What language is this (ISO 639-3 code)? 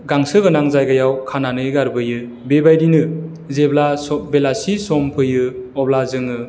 brx